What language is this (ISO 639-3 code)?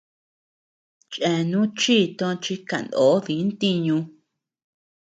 cux